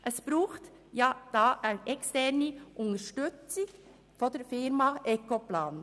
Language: Swiss German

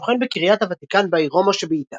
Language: Hebrew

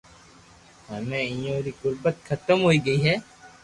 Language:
Loarki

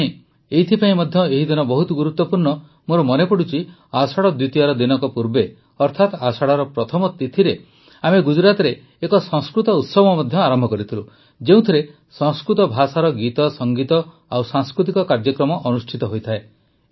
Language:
Odia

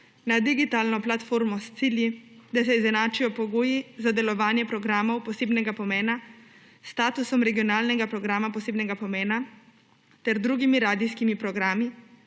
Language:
Slovenian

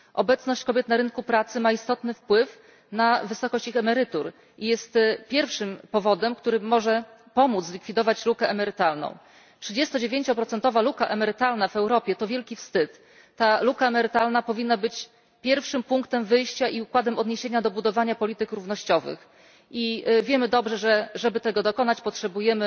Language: Polish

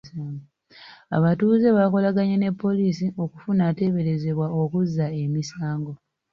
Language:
Ganda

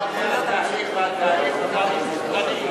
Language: Hebrew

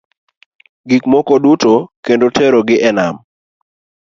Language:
Luo (Kenya and Tanzania)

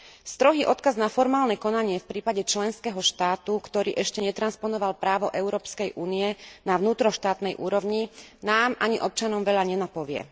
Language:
Slovak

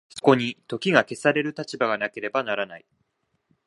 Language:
Japanese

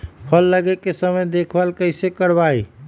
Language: Magahi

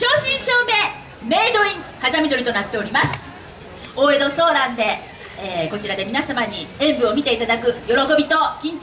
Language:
Japanese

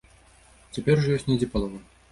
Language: Belarusian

